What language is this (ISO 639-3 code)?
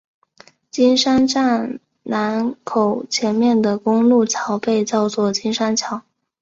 zho